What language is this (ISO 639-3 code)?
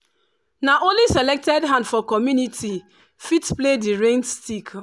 pcm